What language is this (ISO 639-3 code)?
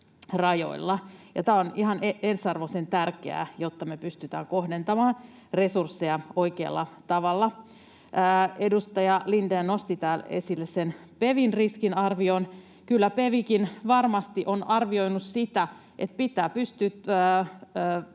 fin